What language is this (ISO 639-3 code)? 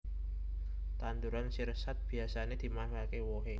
jav